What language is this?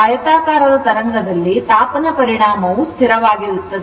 Kannada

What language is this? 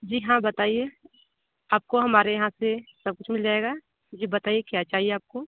Hindi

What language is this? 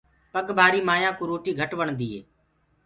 Gurgula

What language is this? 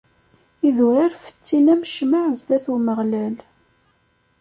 Kabyle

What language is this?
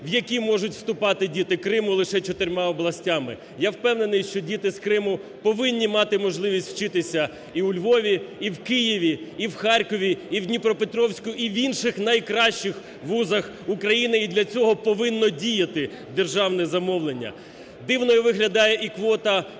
Ukrainian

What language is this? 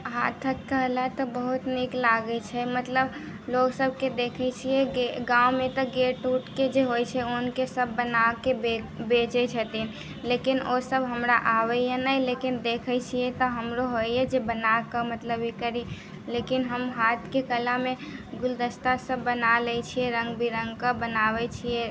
Maithili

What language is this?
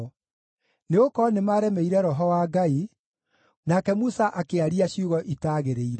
Kikuyu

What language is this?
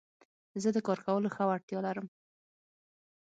Pashto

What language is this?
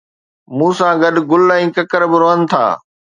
Sindhi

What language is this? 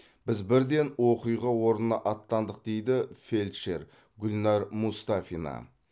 Kazakh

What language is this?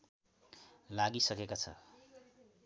Nepali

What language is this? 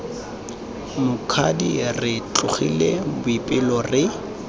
Tswana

